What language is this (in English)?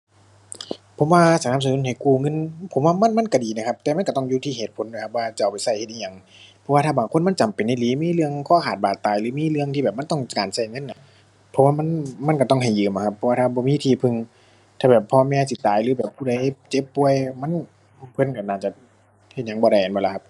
Thai